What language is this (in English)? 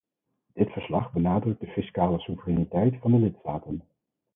Dutch